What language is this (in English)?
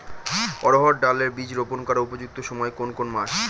Bangla